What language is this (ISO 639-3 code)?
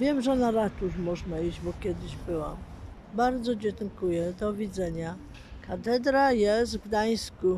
pol